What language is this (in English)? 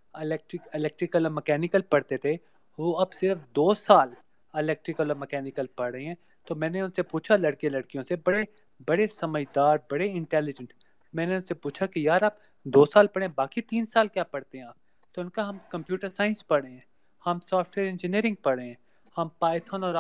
Urdu